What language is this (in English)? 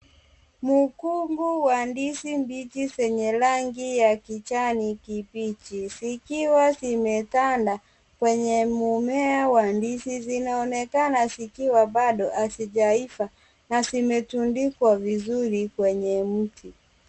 Swahili